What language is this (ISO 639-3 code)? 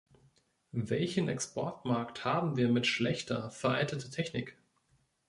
deu